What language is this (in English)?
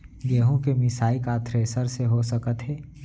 Chhattisgarhi